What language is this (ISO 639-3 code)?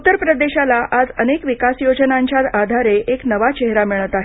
mar